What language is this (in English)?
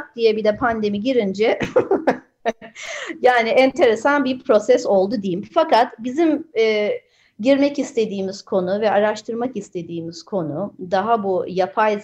Turkish